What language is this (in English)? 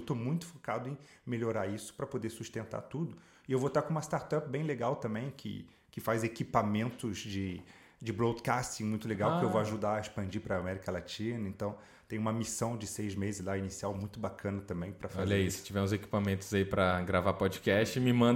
Portuguese